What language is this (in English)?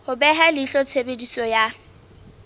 Southern Sotho